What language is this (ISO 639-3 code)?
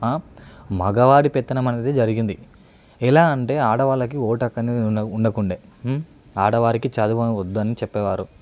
tel